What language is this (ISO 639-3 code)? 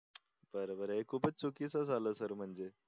mar